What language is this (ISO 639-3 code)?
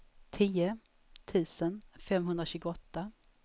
swe